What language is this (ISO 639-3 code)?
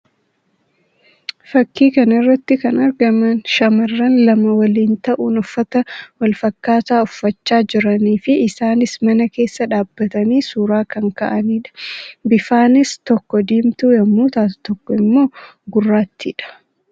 orm